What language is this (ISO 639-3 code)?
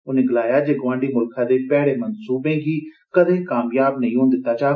doi